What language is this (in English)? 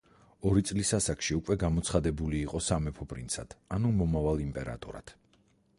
Georgian